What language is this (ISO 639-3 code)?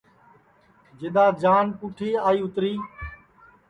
ssi